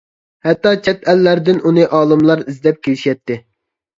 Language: Uyghur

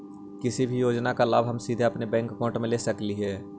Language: Magahi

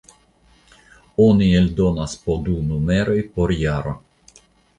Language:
Esperanto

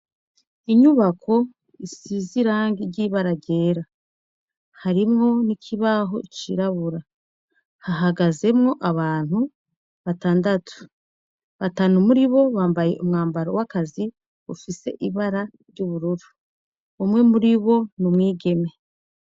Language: Rundi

